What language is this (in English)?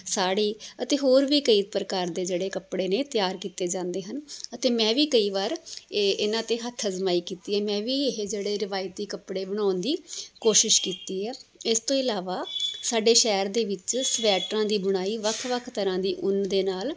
Punjabi